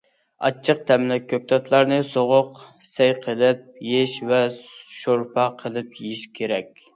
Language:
Uyghur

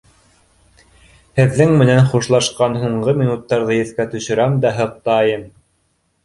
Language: Bashkir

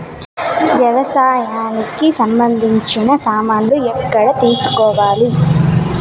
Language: Telugu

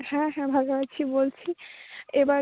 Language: Bangla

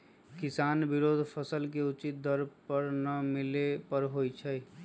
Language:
Magahi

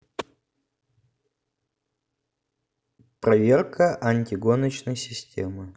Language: Russian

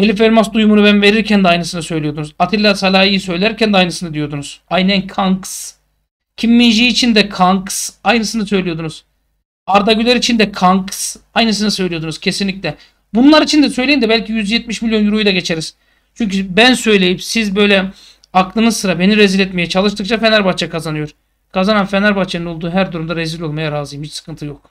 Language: Turkish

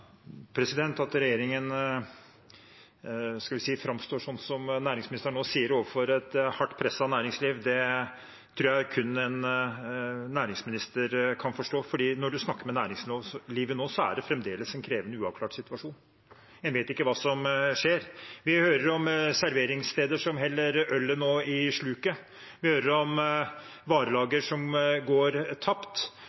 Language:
Norwegian Bokmål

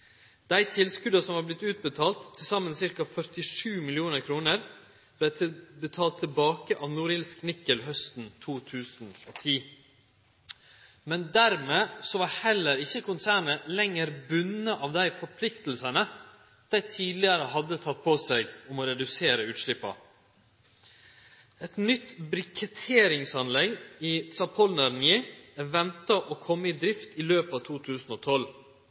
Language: Norwegian Nynorsk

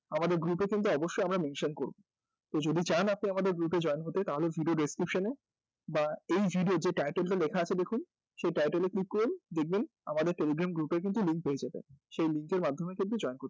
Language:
Bangla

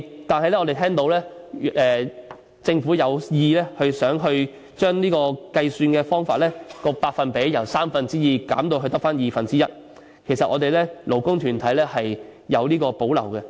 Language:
Cantonese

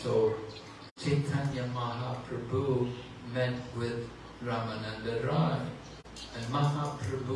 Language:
English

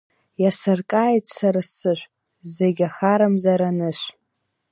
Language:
Abkhazian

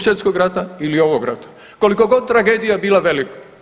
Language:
Croatian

